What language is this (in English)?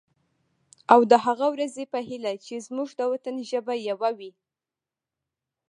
Pashto